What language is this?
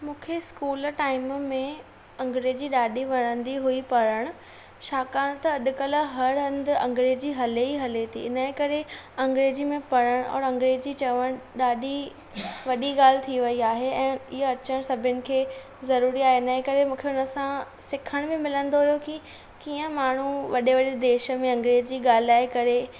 Sindhi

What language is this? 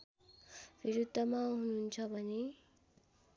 Nepali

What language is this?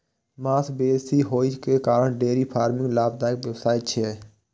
Maithili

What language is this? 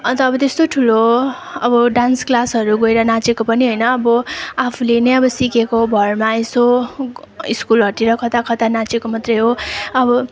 Nepali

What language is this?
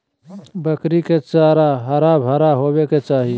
Magahi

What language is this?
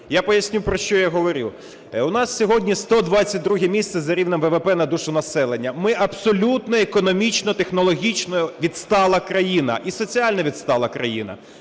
Ukrainian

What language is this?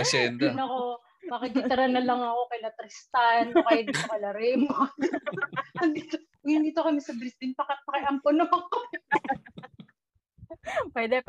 Filipino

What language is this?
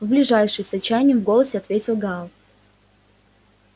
Russian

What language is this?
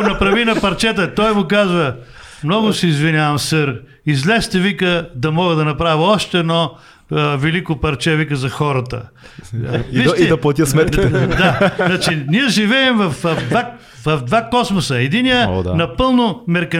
Bulgarian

